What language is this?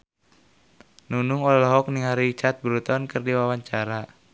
Sundanese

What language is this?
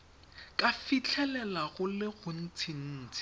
Tswana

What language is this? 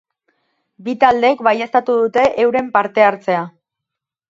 Basque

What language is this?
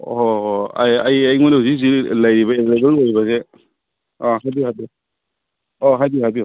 Manipuri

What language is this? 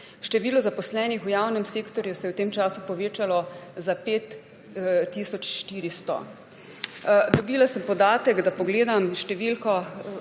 Slovenian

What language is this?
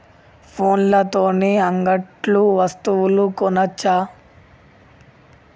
Telugu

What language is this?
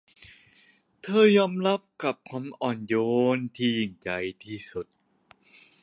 Thai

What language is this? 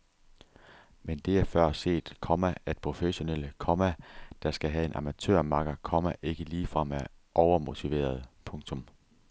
Danish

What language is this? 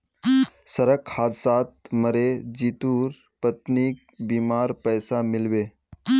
Magahi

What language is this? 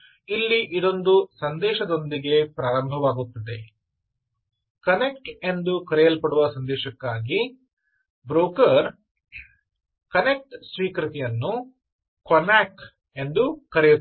Kannada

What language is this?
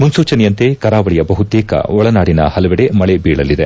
Kannada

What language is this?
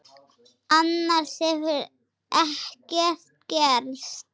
Icelandic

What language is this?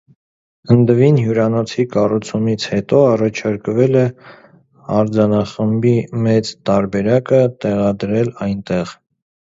Armenian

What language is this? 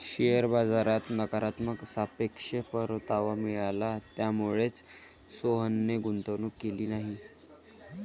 Marathi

